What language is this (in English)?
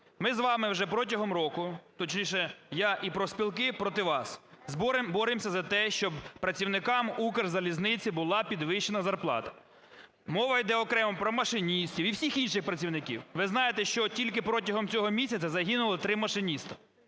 Ukrainian